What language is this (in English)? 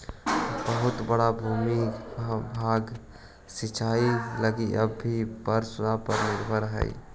Magahi